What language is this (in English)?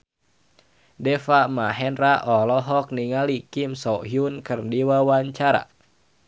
Sundanese